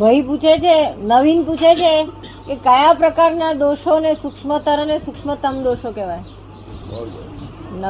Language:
Gujarati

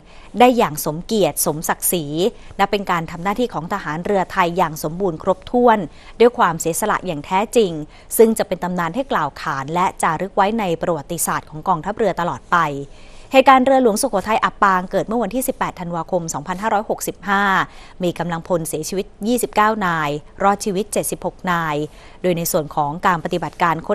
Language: Thai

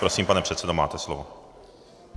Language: Czech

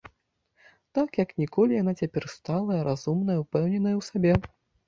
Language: Belarusian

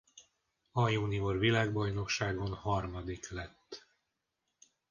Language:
Hungarian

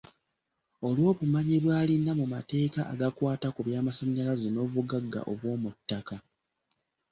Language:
Ganda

